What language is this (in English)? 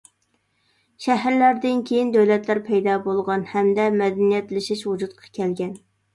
Uyghur